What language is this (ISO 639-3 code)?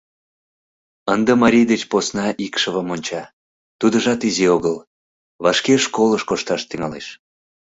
chm